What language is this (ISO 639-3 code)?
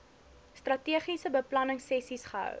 afr